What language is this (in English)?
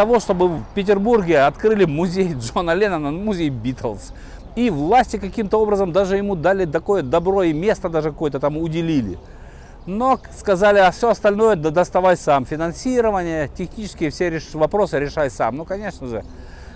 Russian